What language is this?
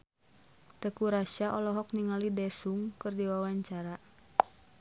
Sundanese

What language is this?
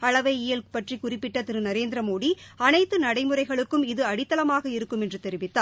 Tamil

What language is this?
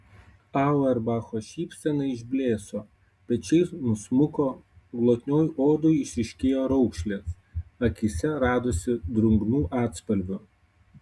Lithuanian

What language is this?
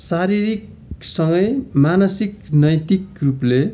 Nepali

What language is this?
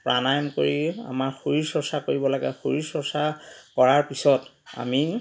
Assamese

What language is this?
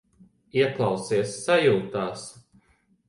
Latvian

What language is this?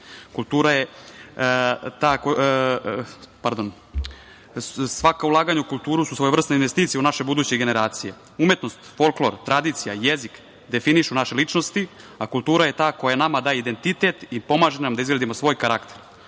Serbian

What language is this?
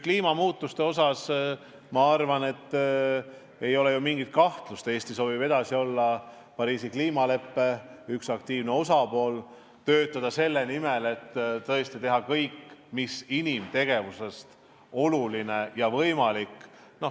Estonian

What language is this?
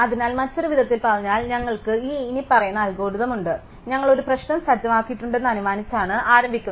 Malayalam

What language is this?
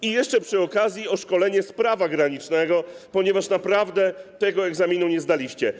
Polish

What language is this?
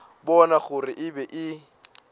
Northern Sotho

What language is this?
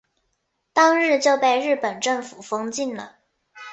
Chinese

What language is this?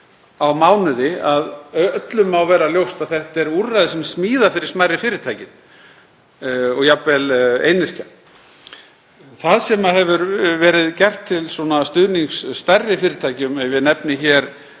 Icelandic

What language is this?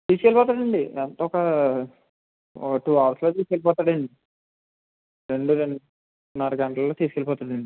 Telugu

